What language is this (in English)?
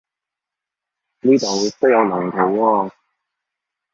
Cantonese